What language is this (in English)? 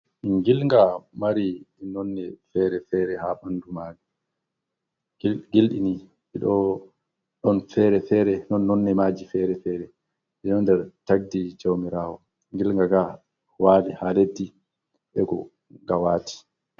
Fula